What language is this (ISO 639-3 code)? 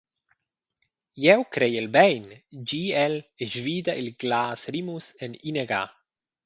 roh